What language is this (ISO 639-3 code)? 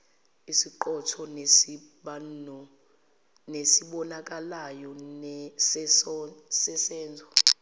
zul